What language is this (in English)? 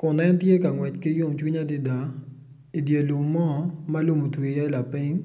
Acoli